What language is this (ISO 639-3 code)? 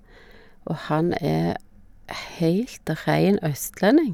nor